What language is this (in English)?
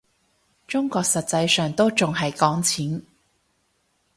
Cantonese